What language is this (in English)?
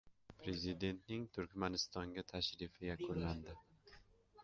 Uzbek